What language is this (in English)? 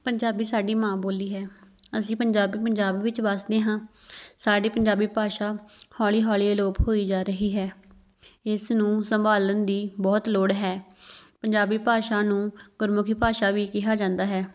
Punjabi